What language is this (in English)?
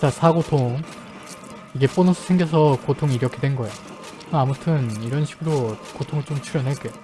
Korean